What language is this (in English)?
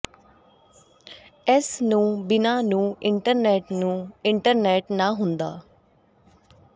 Punjabi